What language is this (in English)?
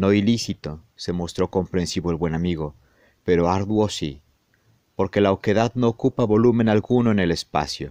Spanish